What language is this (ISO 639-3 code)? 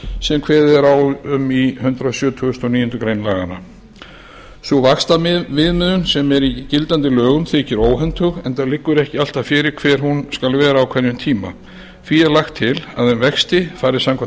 isl